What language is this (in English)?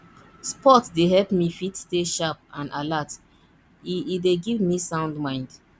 Nigerian Pidgin